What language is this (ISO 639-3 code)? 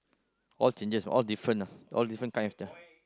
eng